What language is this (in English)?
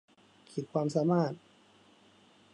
Thai